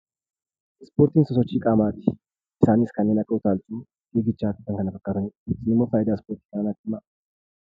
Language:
Oromo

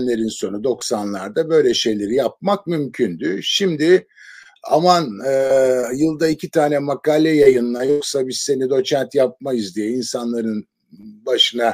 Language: Turkish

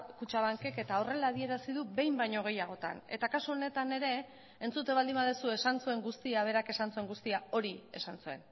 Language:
Basque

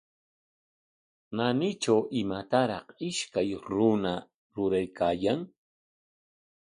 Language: Corongo Ancash Quechua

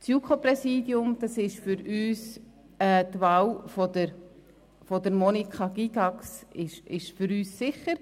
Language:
Swiss German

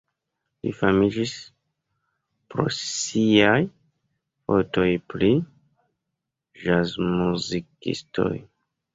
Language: Esperanto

